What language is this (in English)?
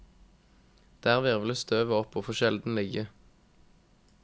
Norwegian